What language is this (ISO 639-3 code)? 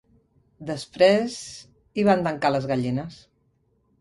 cat